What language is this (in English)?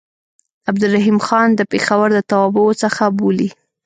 Pashto